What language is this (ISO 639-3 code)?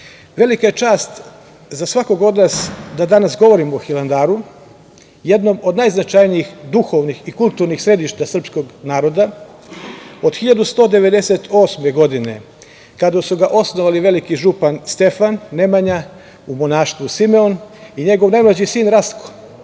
srp